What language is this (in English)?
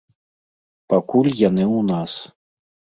Belarusian